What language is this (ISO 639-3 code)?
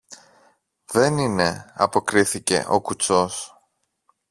ell